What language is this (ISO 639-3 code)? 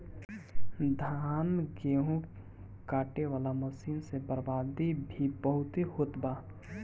bho